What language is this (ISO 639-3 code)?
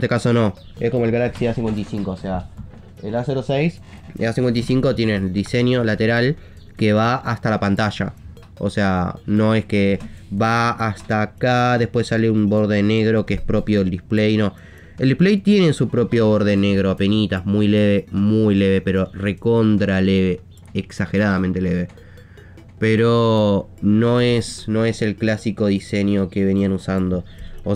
spa